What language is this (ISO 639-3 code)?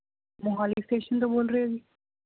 pan